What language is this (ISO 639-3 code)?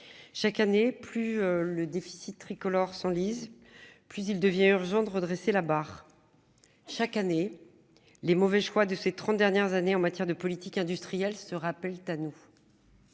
fra